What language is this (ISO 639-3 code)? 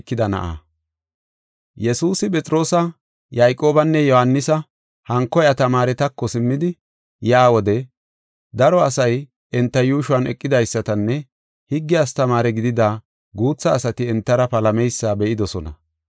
gof